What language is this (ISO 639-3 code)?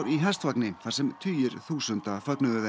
isl